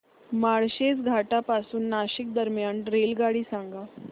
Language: Marathi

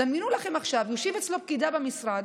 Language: Hebrew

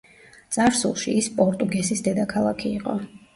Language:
Georgian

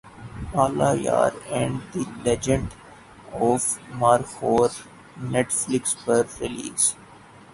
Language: Urdu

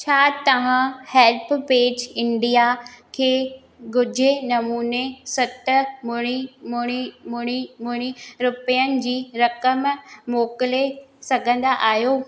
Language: Sindhi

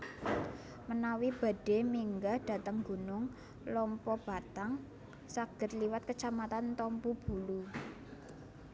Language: Javanese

